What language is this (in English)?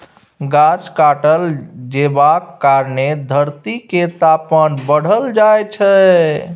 Maithili